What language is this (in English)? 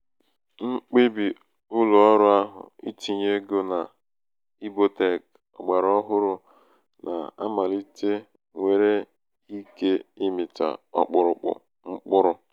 Igbo